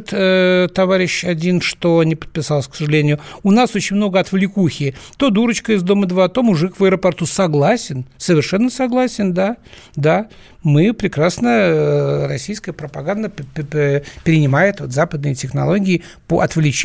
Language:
Russian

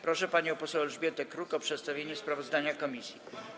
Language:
Polish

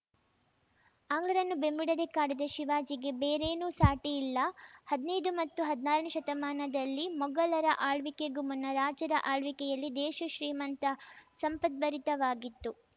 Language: Kannada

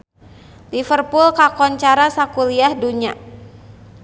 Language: Sundanese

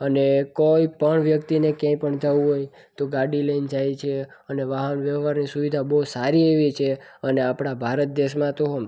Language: Gujarati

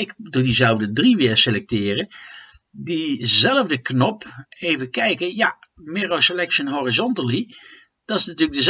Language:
Dutch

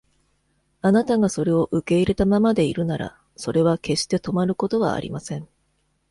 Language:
Japanese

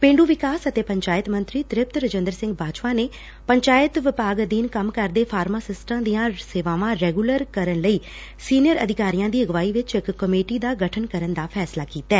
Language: Punjabi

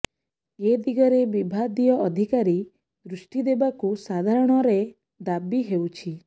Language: Odia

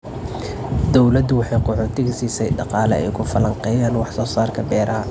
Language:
Somali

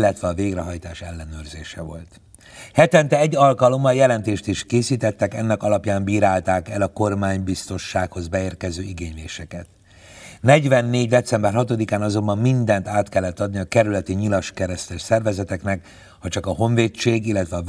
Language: Hungarian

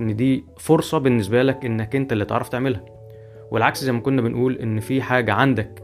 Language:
Arabic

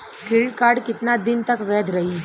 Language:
Bhojpuri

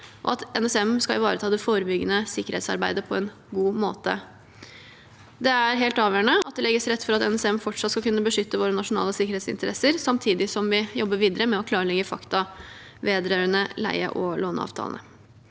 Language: Norwegian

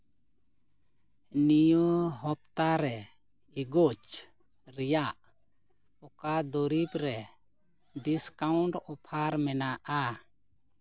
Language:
Santali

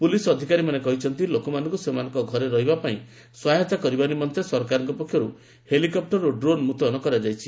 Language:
Odia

